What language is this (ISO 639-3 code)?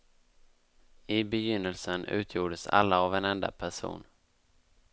swe